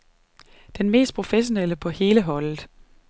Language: Danish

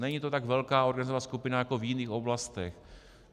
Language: Czech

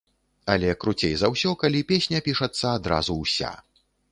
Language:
Belarusian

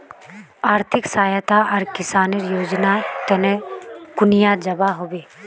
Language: Magahi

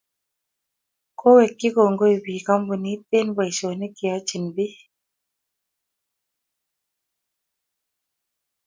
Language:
Kalenjin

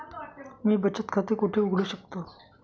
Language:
Marathi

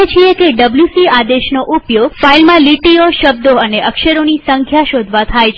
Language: Gujarati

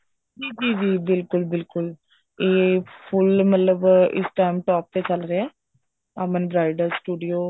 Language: Punjabi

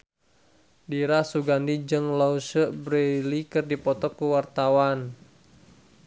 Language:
Sundanese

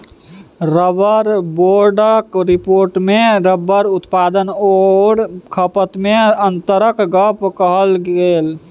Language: Maithili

